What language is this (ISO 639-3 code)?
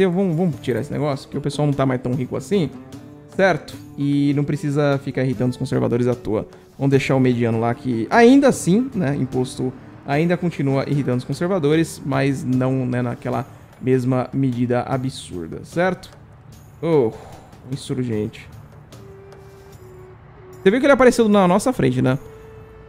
por